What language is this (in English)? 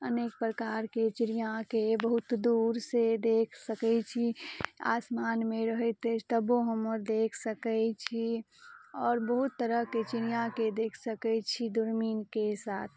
Maithili